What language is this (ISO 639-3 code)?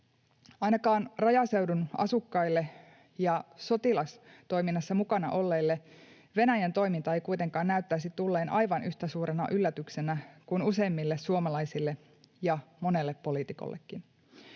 fin